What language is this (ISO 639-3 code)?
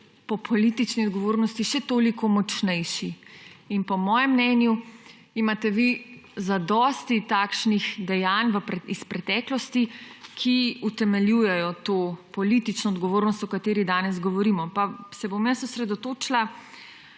slv